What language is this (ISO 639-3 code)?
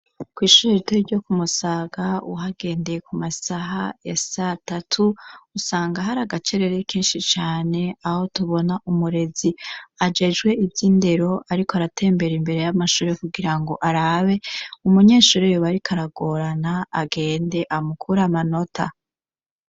run